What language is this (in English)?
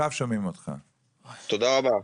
Hebrew